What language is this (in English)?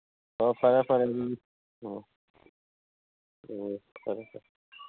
Manipuri